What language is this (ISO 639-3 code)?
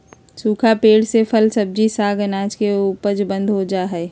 mag